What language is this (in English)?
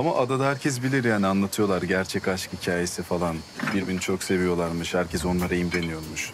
Turkish